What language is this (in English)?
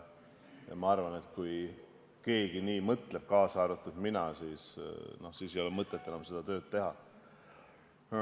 Estonian